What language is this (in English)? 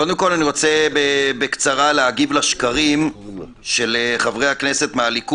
Hebrew